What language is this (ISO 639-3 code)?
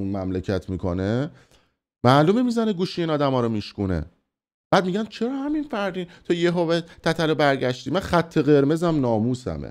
fas